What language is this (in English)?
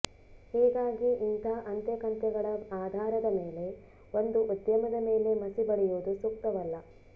Kannada